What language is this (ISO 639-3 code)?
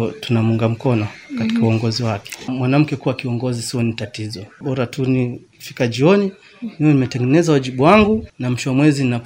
swa